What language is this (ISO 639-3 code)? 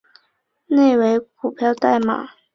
zho